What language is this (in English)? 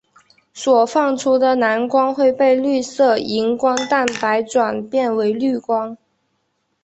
Chinese